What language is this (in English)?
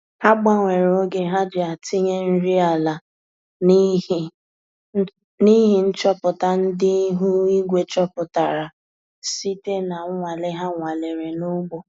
Igbo